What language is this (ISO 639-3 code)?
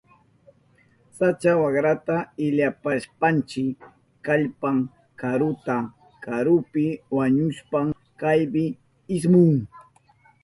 qup